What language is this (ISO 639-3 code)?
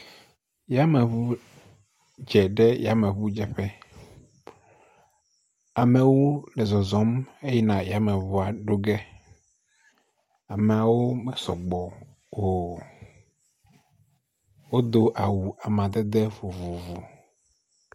ewe